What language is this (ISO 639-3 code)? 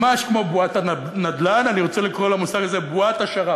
heb